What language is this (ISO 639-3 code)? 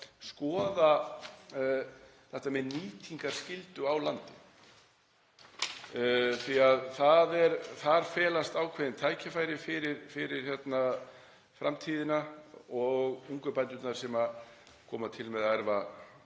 isl